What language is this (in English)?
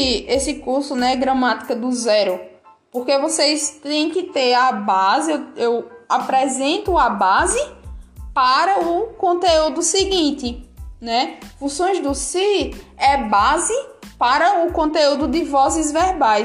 Portuguese